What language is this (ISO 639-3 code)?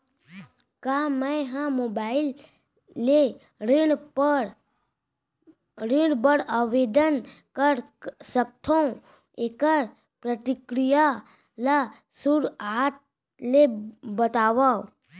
hne